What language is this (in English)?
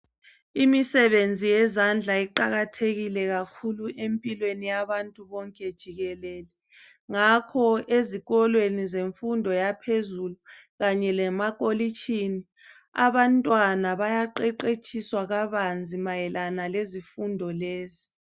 North Ndebele